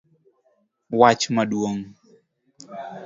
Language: Luo (Kenya and Tanzania)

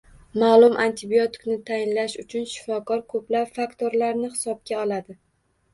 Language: Uzbek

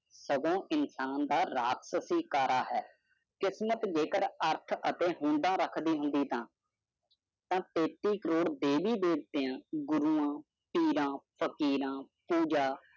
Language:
Punjabi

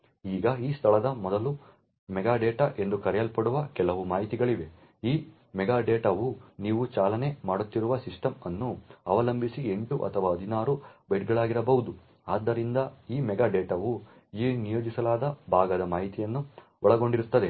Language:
Kannada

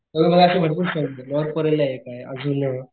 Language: Marathi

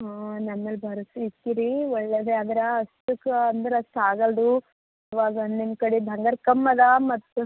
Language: Kannada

